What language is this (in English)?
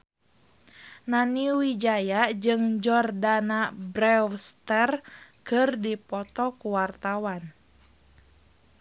Sundanese